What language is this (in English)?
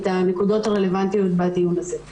Hebrew